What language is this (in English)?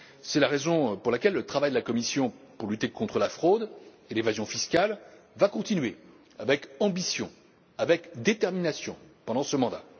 French